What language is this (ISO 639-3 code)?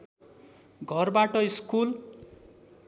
nep